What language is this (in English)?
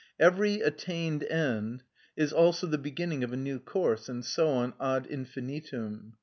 English